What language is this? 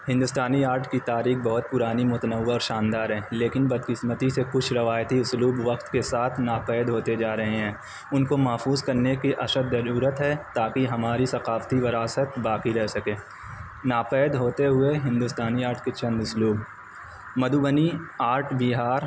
Urdu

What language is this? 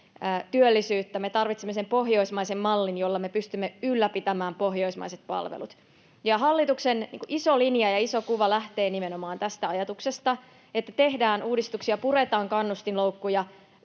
Finnish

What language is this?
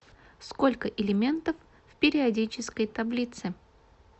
Russian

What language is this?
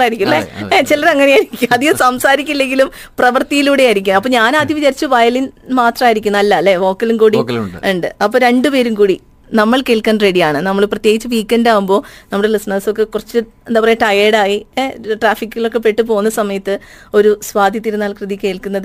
Malayalam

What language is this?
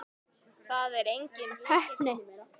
Icelandic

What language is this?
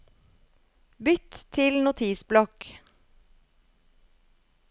Norwegian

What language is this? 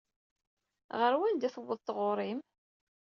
Kabyle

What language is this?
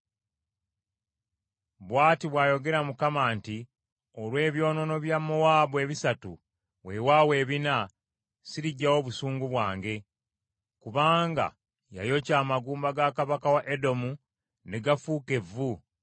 Ganda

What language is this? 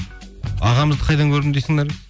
Kazakh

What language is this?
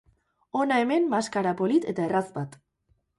Basque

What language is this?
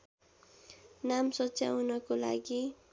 Nepali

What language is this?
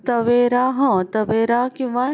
Marathi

